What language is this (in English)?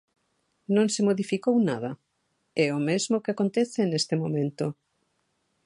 Galician